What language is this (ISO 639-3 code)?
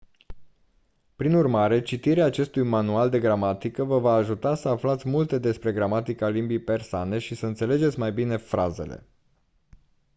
ron